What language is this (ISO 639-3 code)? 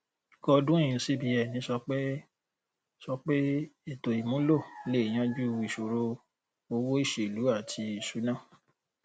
yor